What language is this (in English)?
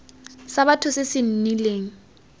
Tswana